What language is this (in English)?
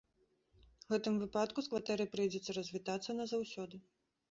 Belarusian